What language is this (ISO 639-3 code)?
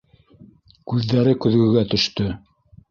bak